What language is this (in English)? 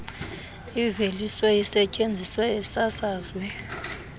Xhosa